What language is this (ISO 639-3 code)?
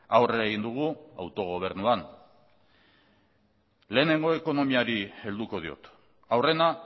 eus